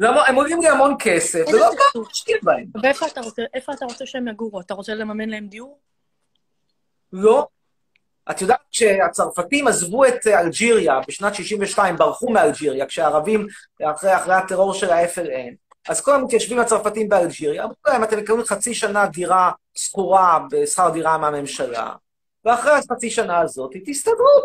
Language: Hebrew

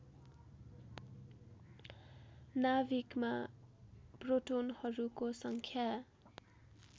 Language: Nepali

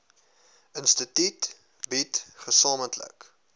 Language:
Afrikaans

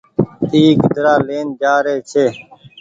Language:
Goaria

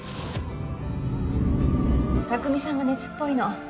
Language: Japanese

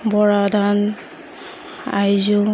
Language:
Assamese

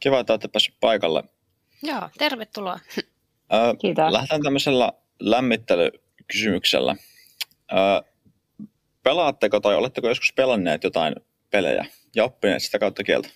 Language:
Finnish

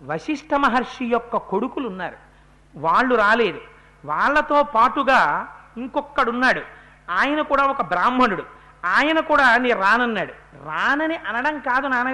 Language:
Telugu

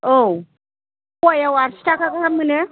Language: Bodo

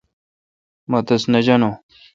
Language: Kalkoti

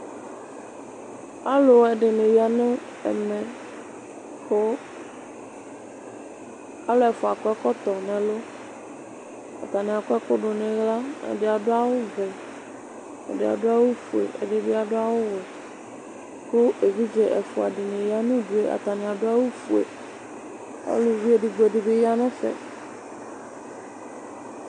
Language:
Ikposo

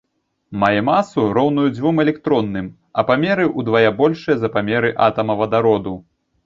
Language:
Belarusian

